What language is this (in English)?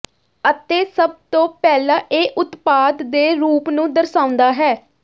Punjabi